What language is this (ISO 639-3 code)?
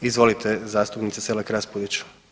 hrv